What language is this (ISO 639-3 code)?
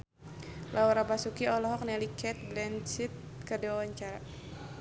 sun